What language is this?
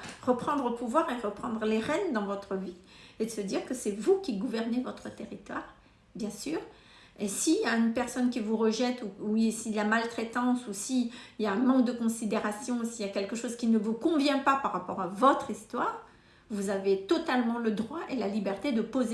French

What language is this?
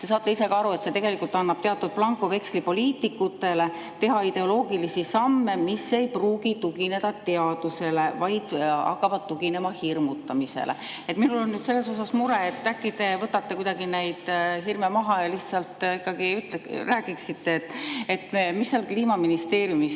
Estonian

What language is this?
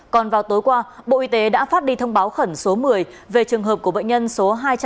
Vietnamese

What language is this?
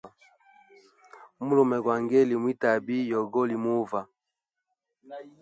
Hemba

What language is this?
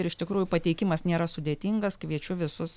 Lithuanian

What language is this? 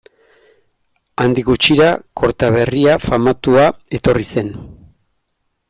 Basque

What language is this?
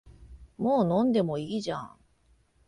Japanese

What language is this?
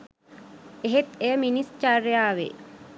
Sinhala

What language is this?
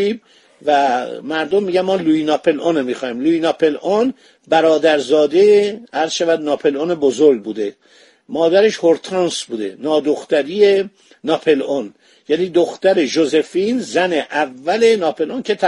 Persian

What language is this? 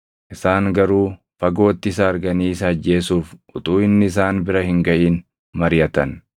Oromo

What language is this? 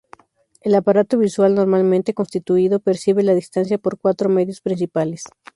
Spanish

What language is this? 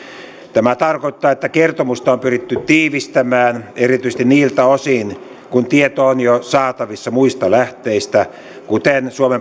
Finnish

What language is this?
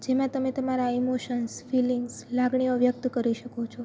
Gujarati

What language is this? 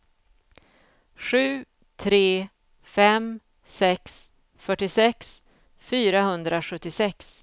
Swedish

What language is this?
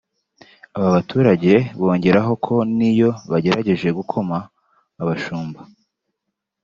Kinyarwanda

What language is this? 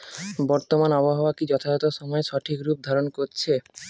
Bangla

